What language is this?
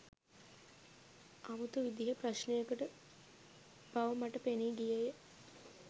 Sinhala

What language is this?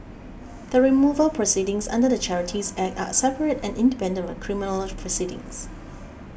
English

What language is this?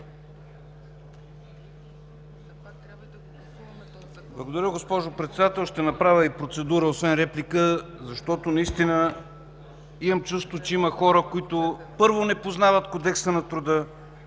Bulgarian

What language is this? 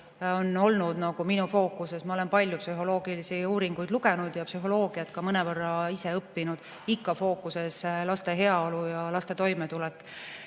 Estonian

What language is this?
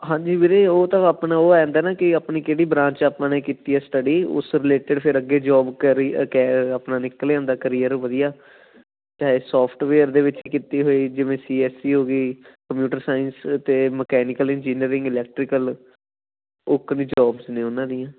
Punjabi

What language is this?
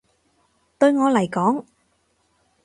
Cantonese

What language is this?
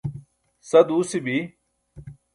Burushaski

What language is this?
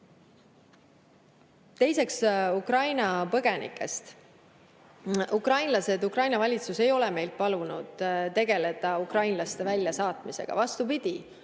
Estonian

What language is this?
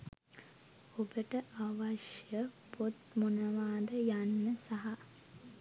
Sinhala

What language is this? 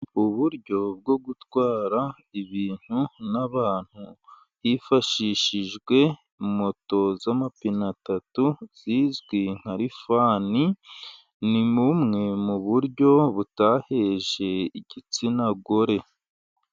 Kinyarwanda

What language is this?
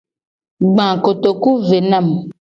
Gen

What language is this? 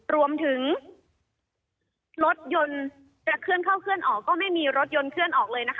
Thai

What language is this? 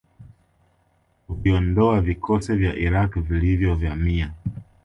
Swahili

